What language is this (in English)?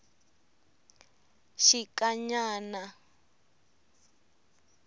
Tsonga